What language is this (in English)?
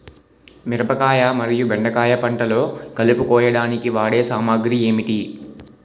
Telugu